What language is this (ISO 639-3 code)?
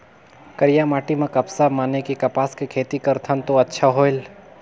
hne